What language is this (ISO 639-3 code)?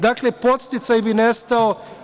srp